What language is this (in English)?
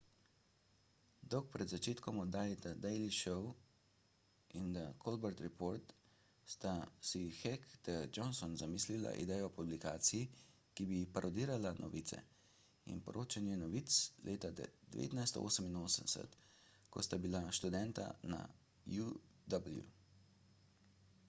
Slovenian